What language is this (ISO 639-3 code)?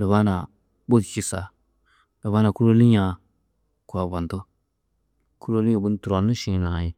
tuq